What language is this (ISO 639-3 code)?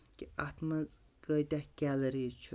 kas